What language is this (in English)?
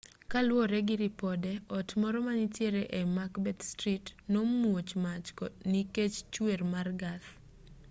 Luo (Kenya and Tanzania)